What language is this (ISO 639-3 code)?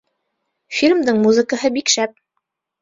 bak